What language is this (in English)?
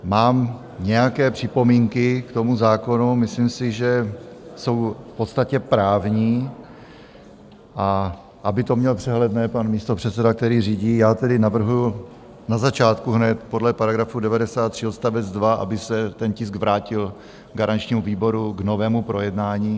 Czech